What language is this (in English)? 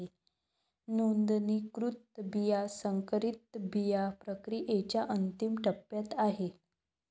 Marathi